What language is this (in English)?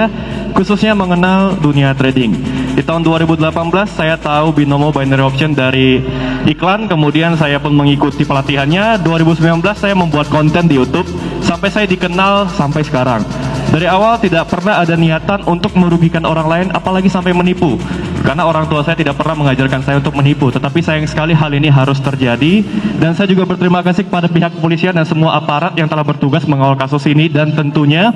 Indonesian